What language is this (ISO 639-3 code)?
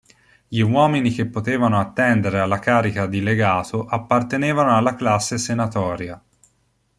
ita